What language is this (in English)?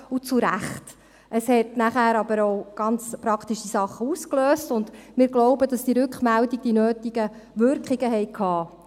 Swiss German